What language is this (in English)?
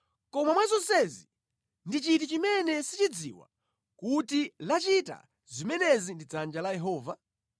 Nyanja